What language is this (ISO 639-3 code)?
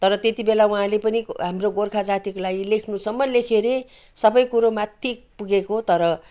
nep